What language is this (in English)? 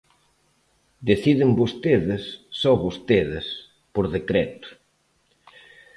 Galician